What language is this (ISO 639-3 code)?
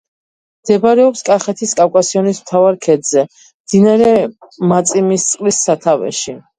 kat